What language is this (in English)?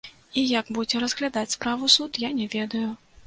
Belarusian